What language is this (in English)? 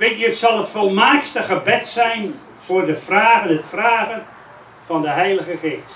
Dutch